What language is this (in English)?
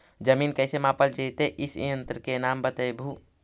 Magahi